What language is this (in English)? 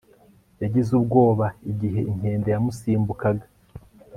Kinyarwanda